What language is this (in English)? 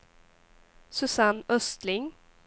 Swedish